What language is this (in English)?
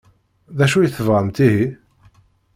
Kabyle